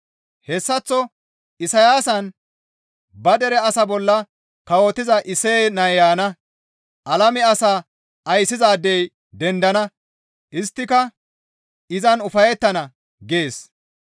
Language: Gamo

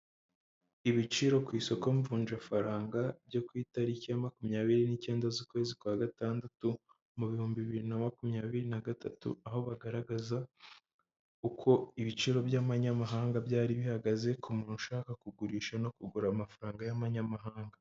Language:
Kinyarwanda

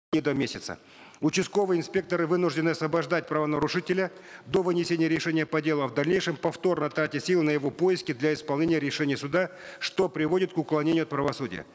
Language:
Kazakh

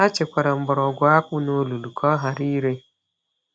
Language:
Igbo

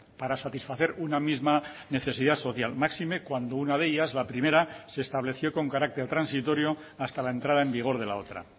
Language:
Spanish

